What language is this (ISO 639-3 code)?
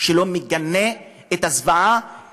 heb